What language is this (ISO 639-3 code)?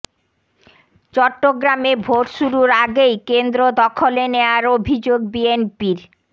ben